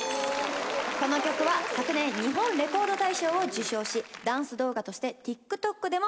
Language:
Japanese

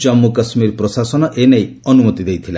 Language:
Odia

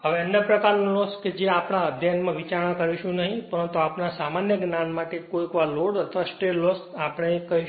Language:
Gujarati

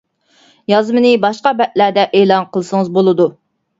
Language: Uyghur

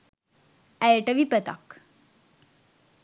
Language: Sinhala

